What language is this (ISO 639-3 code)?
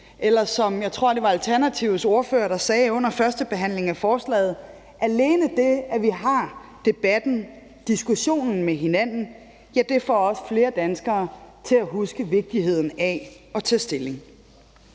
dan